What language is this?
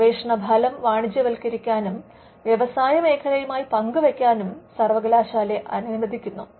Malayalam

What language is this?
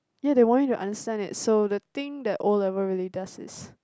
English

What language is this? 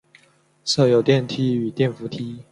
Chinese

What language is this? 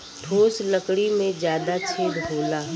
Bhojpuri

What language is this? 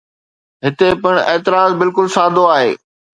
Sindhi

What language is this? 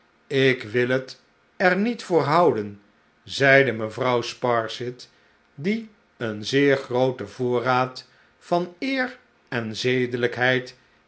Dutch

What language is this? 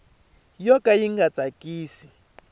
Tsonga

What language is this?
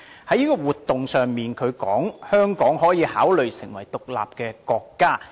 Cantonese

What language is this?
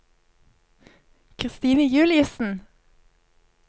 Norwegian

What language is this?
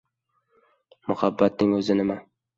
Uzbek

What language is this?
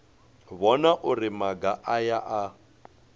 Venda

